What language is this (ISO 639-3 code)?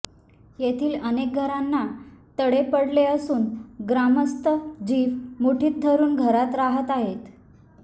mar